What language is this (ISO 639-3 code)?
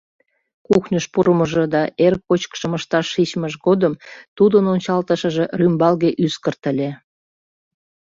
chm